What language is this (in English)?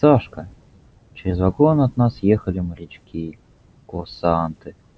Russian